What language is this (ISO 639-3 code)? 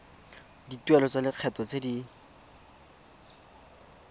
tsn